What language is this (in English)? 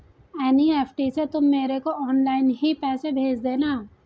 Hindi